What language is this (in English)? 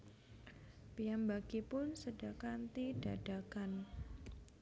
Javanese